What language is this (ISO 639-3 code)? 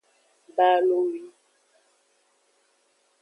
ajg